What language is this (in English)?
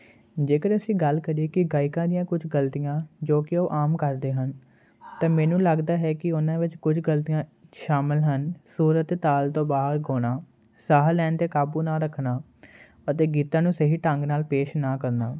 Punjabi